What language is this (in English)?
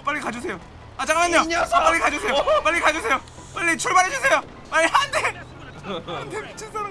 Korean